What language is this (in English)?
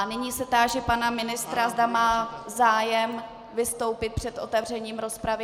Czech